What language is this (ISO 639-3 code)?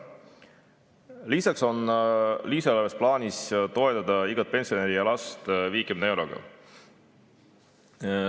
est